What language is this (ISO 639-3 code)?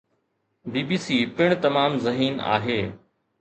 snd